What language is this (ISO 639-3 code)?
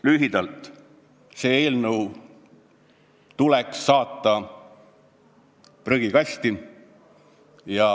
est